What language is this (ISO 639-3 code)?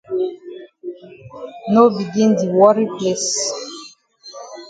wes